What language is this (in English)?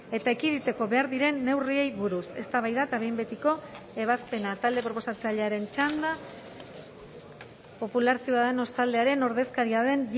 Basque